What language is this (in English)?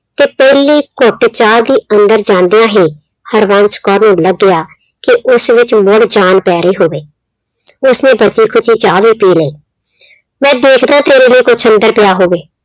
Punjabi